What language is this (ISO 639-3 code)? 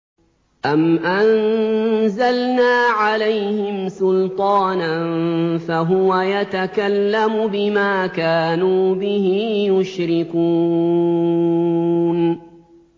ara